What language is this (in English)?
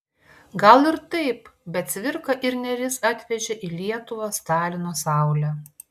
Lithuanian